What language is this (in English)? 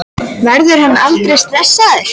Icelandic